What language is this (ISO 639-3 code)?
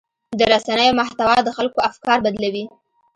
pus